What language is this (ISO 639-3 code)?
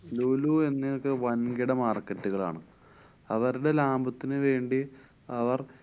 mal